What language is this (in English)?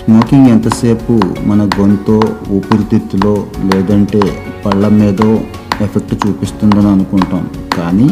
Telugu